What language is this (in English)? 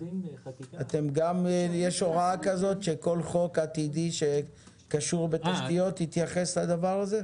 Hebrew